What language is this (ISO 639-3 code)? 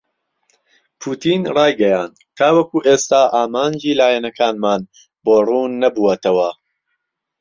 ckb